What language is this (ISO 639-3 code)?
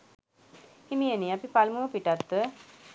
sin